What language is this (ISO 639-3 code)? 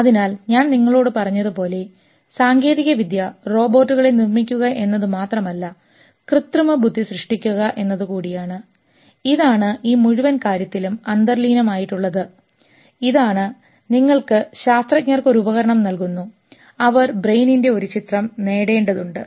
mal